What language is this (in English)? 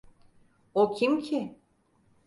Turkish